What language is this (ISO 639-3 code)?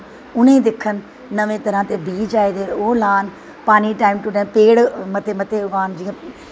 doi